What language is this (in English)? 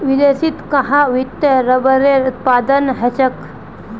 Magahi